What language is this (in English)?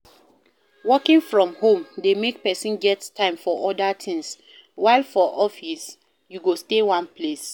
Nigerian Pidgin